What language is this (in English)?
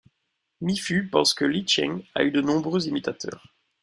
French